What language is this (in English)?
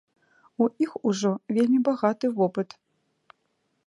Belarusian